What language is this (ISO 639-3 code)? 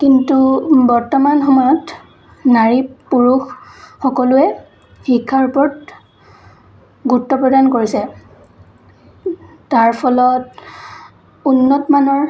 asm